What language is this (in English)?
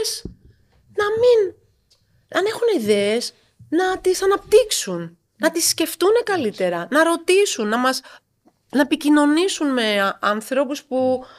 Greek